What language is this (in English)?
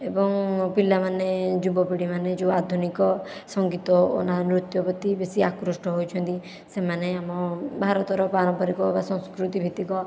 Odia